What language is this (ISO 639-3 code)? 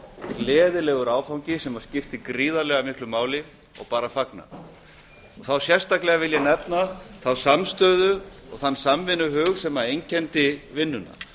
isl